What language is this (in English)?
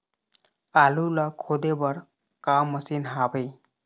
Chhattisgarhi